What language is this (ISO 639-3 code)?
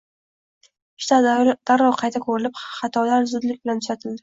uzb